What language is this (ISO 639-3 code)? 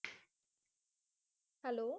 pan